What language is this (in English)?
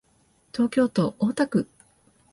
Japanese